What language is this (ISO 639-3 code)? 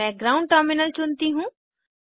hin